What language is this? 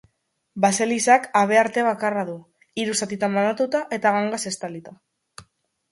Basque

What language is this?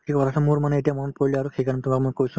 Assamese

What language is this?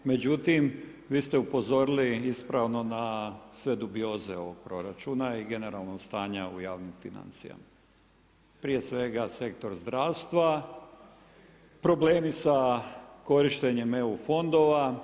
Croatian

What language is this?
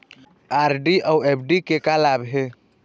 Chhattisgarhi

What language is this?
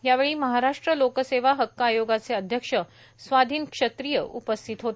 Marathi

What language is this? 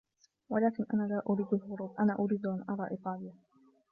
Arabic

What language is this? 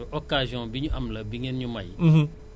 Wolof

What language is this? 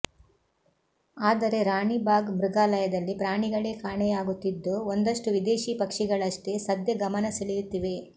Kannada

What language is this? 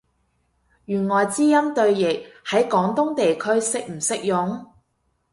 Cantonese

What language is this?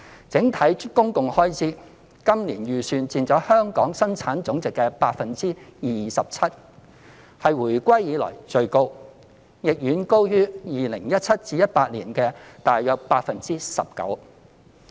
Cantonese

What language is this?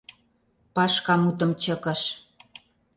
Mari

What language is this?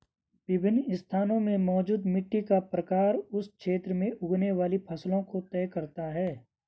Hindi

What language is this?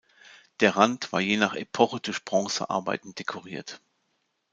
German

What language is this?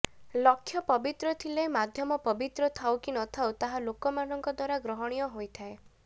Odia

